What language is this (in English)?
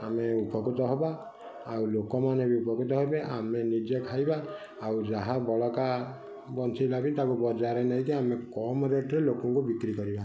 Odia